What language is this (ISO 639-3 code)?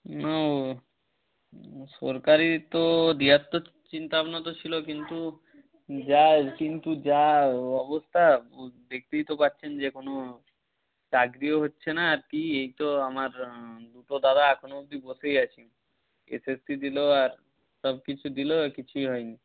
ben